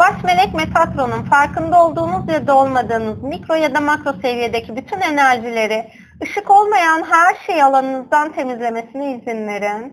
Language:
Turkish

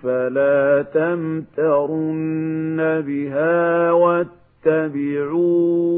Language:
Arabic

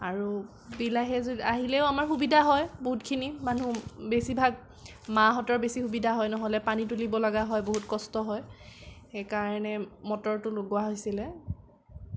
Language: Assamese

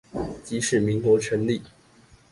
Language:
Chinese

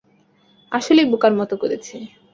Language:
Bangla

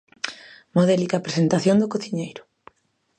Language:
Galician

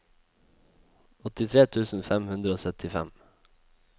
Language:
Norwegian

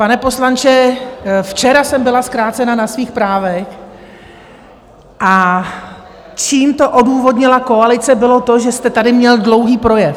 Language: Czech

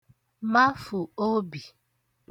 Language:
Igbo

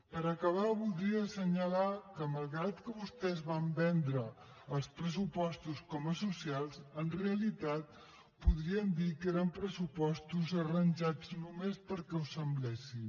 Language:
Catalan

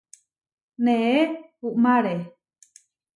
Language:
Huarijio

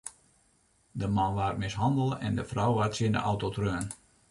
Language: Western Frisian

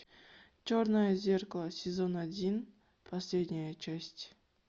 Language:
Russian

